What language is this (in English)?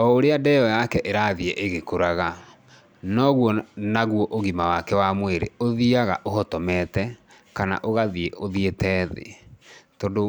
Kikuyu